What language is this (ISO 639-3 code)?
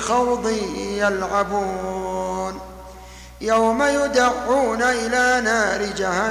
ara